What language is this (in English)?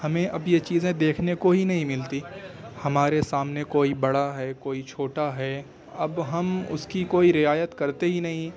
Urdu